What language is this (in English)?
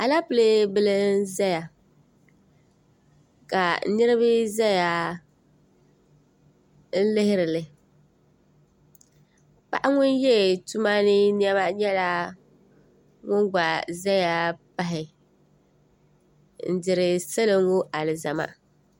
Dagbani